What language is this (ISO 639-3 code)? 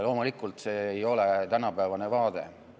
est